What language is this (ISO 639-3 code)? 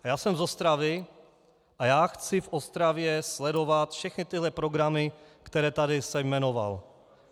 ces